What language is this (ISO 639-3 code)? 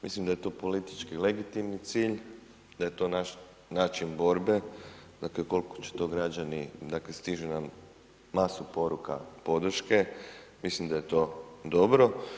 hrv